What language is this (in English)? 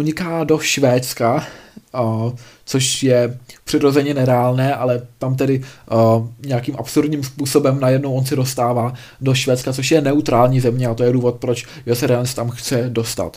Czech